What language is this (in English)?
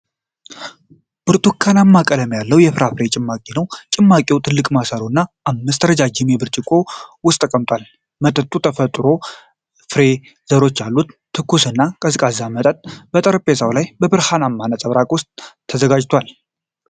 Amharic